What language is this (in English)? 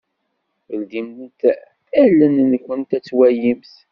Kabyle